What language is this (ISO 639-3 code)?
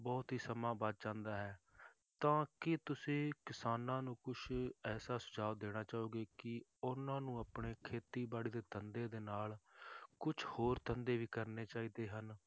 pan